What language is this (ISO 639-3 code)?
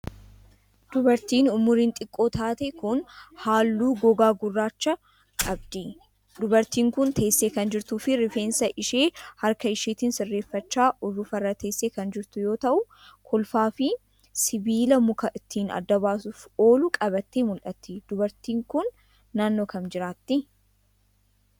orm